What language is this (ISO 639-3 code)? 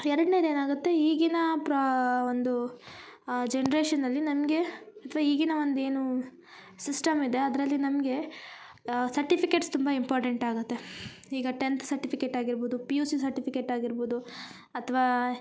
kan